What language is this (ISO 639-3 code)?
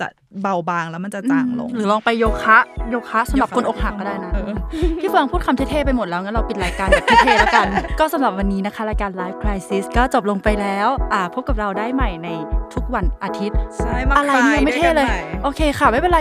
tha